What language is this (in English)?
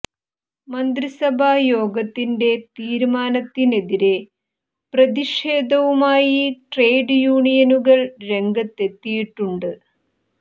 Malayalam